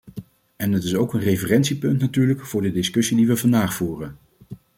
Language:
Dutch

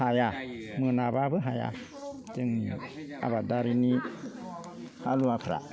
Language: Bodo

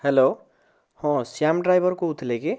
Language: Odia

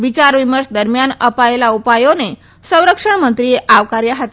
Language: Gujarati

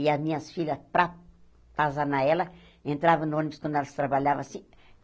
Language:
Portuguese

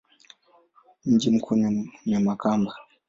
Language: Swahili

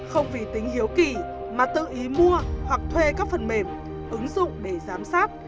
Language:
Vietnamese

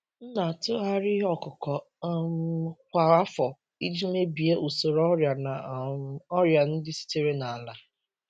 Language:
Igbo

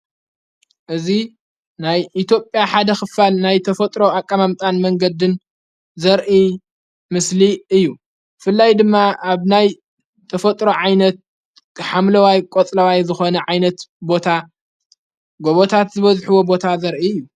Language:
Tigrinya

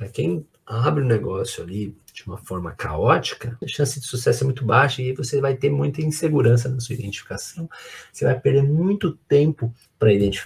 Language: Portuguese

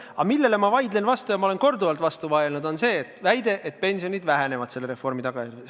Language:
Estonian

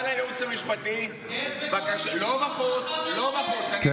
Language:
Hebrew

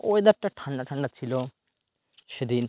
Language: Bangla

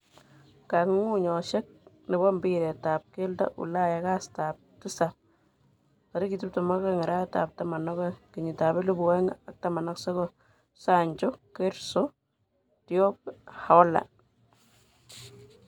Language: Kalenjin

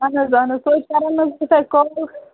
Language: Kashmiri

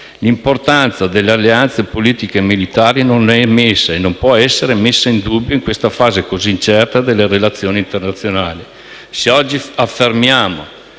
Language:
Italian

